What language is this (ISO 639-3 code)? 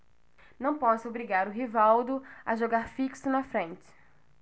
por